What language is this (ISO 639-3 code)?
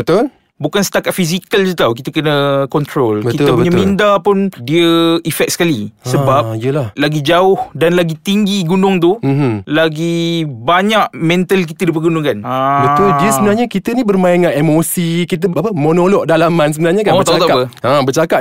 msa